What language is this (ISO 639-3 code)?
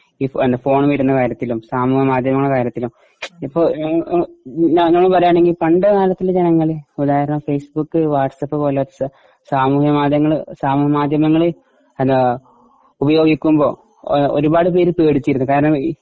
mal